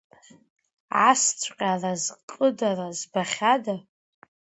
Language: Abkhazian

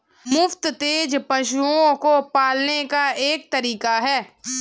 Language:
Hindi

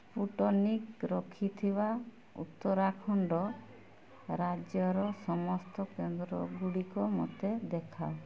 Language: Odia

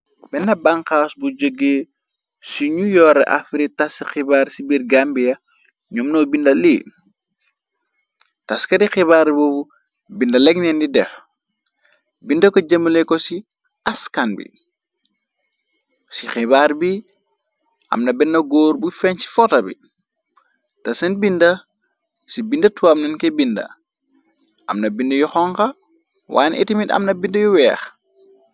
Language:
Wolof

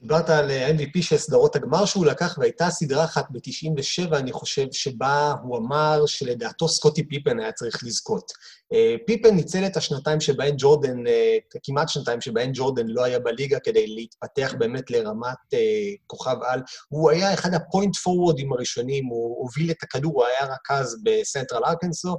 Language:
Hebrew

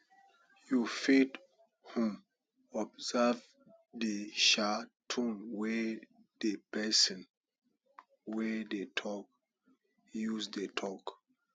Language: Nigerian Pidgin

